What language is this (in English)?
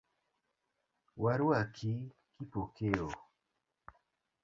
Luo (Kenya and Tanzania)